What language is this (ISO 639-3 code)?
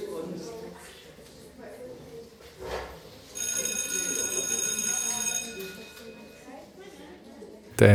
dan